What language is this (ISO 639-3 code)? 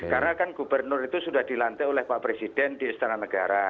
ind